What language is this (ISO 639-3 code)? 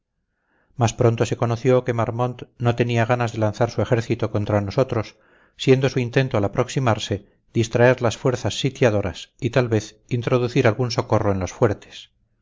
spa